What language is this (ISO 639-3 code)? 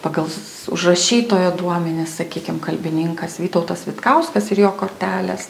lit